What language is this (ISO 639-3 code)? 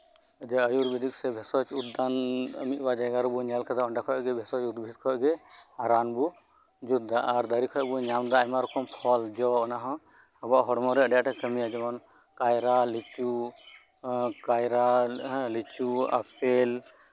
sat